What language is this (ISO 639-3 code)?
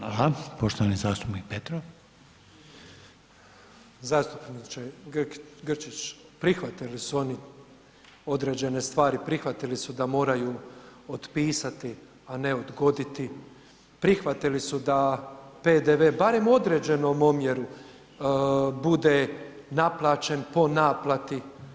hrv